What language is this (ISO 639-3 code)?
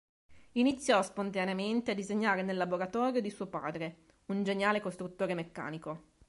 ita